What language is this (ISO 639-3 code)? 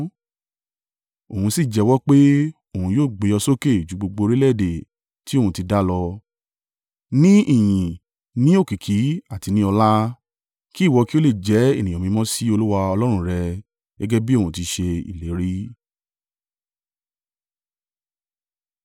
yor